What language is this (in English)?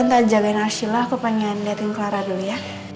Indonesian